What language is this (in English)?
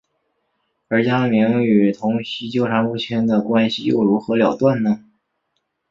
Chinese